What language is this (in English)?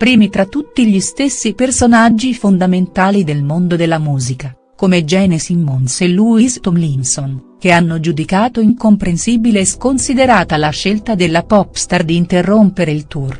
Italian